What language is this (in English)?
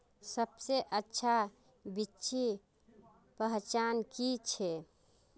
Magahi